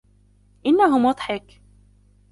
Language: Arabic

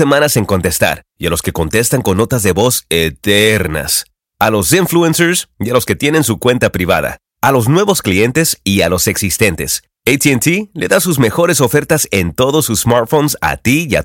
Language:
Spanish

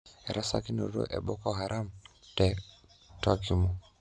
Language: Masai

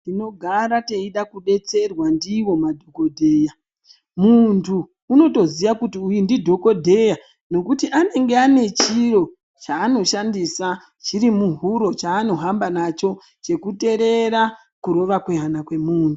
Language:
Ndau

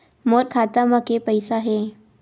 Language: Chhattisgarhi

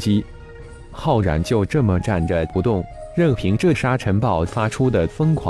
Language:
Chinese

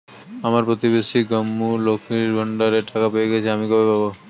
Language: Bangla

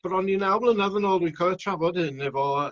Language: Welsh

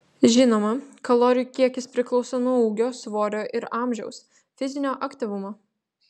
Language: Lithuanian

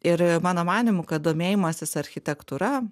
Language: Lithuanian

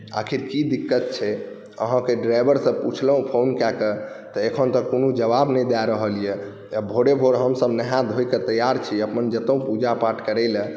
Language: Maithili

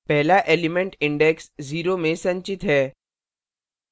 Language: Hindi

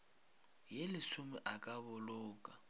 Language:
Northern Sotho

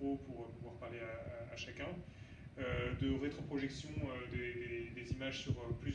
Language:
French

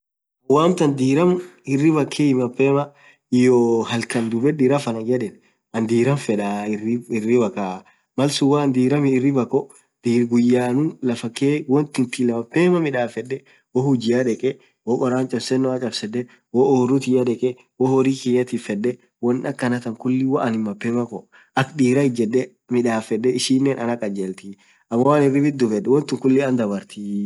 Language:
Orma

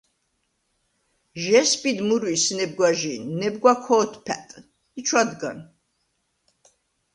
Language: Svan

